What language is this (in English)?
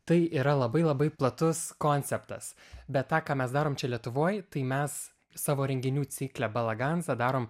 Lithuanian